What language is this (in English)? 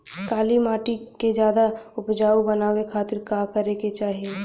Bhojpuri